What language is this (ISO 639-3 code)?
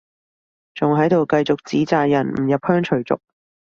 yue